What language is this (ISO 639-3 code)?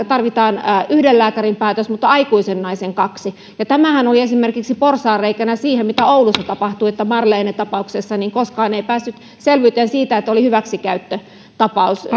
fin